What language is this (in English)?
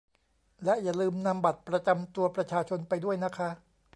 Thai